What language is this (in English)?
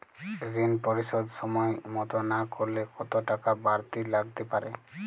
Bangla